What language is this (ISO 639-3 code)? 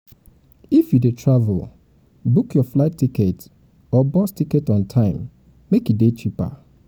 pcm